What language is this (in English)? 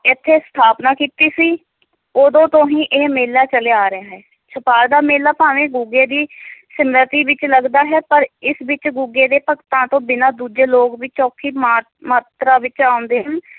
Punjabi